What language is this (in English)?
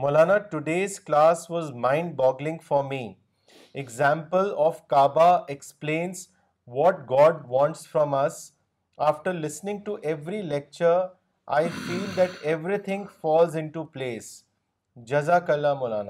Urdu